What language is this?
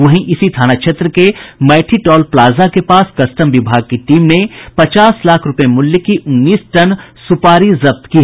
Hindi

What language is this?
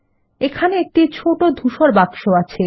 Bangla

